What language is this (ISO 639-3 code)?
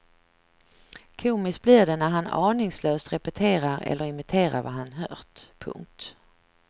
swe